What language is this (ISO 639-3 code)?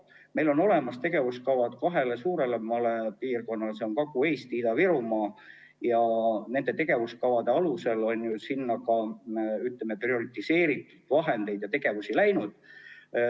est